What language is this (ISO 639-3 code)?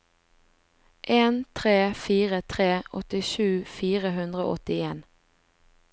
nor